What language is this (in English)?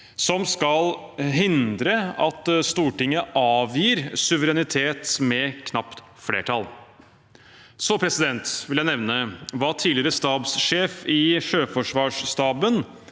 Norwegian